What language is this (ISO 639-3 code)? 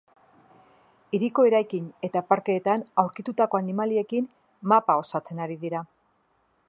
eus